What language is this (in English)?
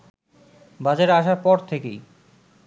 Bangla